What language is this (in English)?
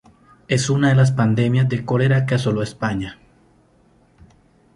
Spanish